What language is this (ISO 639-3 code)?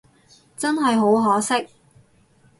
yue